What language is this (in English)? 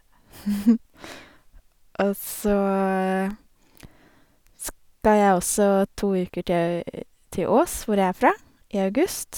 Norwegian